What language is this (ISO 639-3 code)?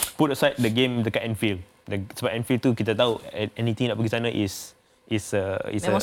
msa